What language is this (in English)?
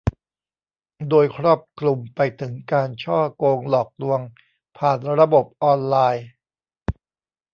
Thai